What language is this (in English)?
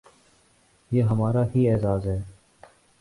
Urdu